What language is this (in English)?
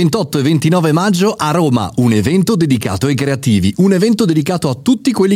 Italian